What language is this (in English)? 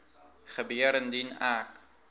Afrikaans